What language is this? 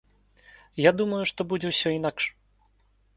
Belarusian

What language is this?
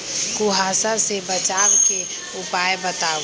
Magahi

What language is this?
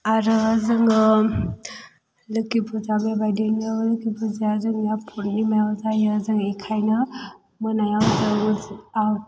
Bodo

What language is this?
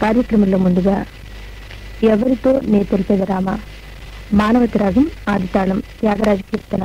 Indonesian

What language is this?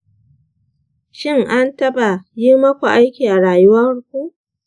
Hausa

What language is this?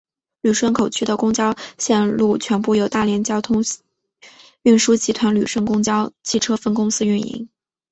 Chinese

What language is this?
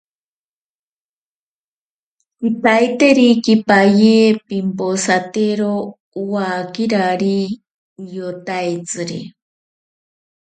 Ashéninka Perené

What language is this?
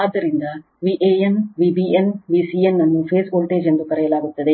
Kannada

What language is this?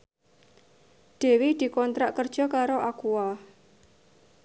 Javanese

